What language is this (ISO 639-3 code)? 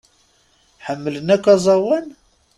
kab